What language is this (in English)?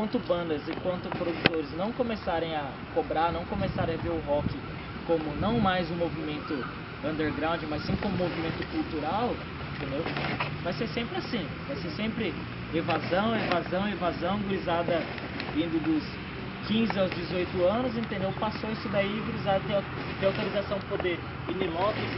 Portuguese